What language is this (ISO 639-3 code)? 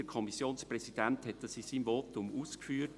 gsw